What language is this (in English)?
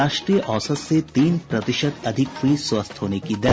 Hindi